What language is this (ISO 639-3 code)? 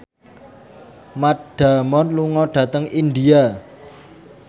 jav